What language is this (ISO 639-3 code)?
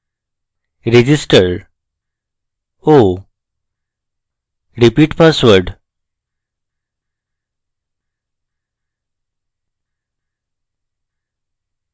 ben